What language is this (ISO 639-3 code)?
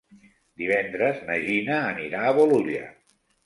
cat